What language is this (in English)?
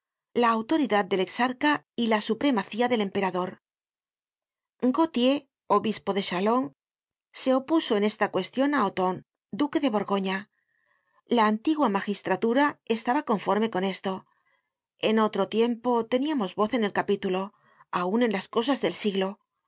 Spanish